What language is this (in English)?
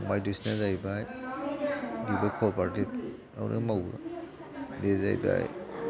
Bodo